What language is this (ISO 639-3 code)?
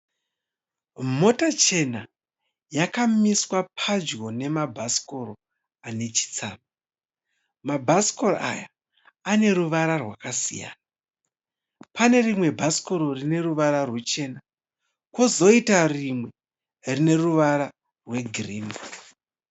sna